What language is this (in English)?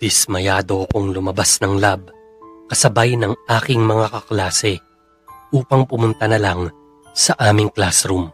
Filipino